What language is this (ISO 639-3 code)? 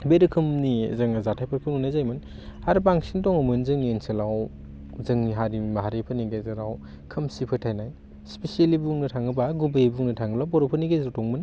brx